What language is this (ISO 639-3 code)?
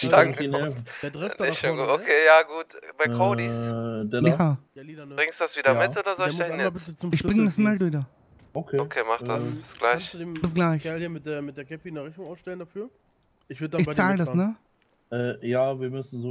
deu